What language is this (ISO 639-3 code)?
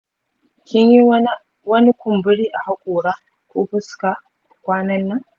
hau